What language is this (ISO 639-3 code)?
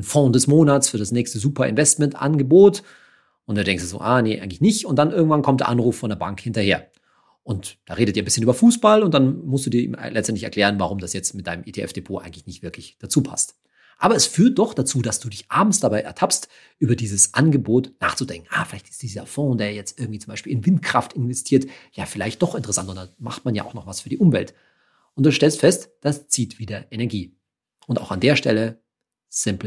deu